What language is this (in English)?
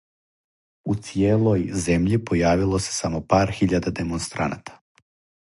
Serbian